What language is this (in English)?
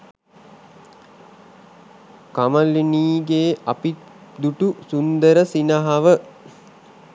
Sinhala